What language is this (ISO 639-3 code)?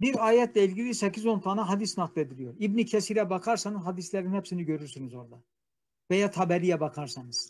tur